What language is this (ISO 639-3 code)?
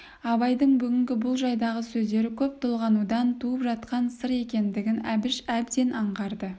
kaz